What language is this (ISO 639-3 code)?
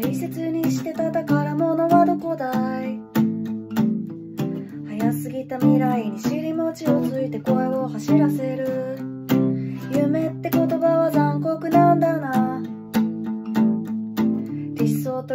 jpn